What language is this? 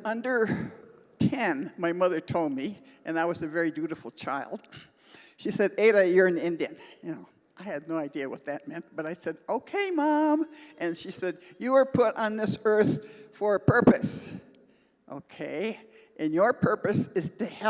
English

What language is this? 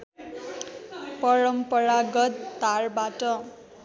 Nepali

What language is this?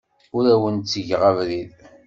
Kabyle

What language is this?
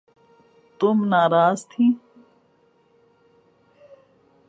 Urdu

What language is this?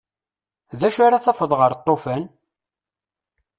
Kabyle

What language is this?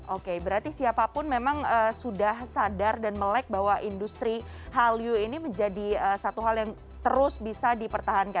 Indonesian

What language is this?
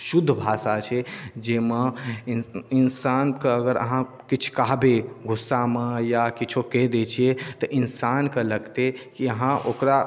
Maithili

